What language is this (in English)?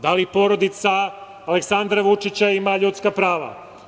Serbian